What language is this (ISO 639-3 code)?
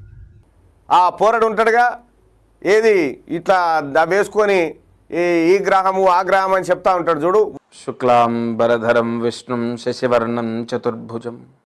tel